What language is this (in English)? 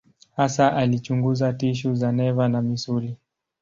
Swahili